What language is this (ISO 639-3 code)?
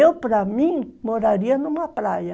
por